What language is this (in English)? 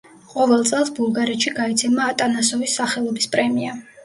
Georgian